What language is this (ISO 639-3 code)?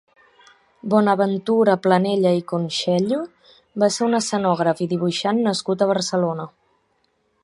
cat